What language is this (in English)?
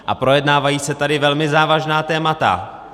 Czech